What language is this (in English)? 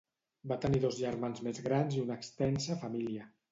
Catalan